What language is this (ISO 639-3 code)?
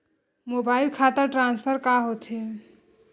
hne